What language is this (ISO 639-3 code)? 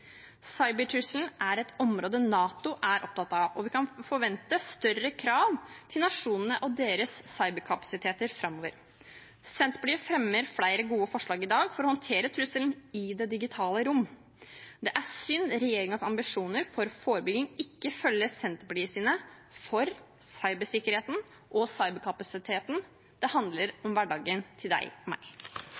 nob